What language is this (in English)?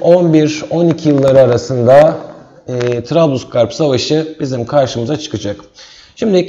Turkish